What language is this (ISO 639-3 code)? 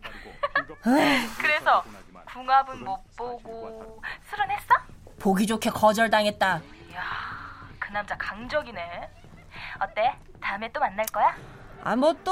kor